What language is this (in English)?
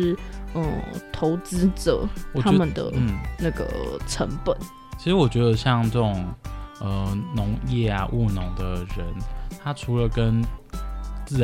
Chinese